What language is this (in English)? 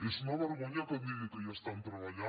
Catalan